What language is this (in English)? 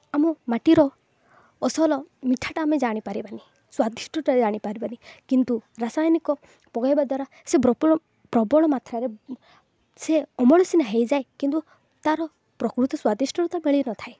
Odia